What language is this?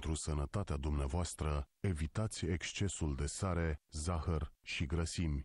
Romanian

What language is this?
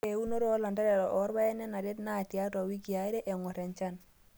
Masai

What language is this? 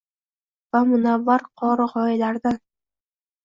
Uzbek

